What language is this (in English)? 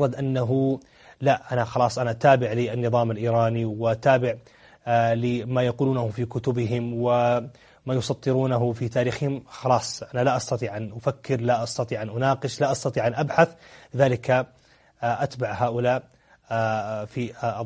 Arabic